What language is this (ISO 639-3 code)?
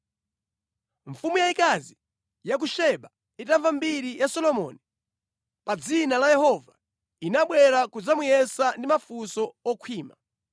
nya